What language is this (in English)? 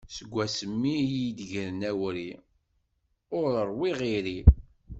Kabyle